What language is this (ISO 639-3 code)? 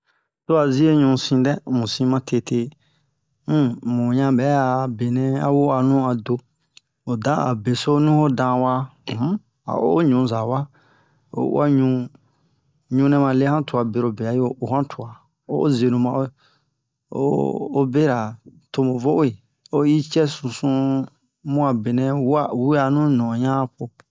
bmq